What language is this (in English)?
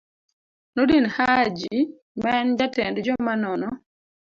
Luo (Kenya and Tanzania)